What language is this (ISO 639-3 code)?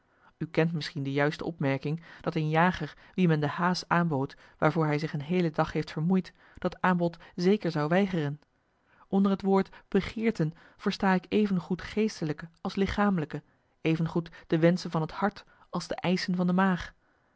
nld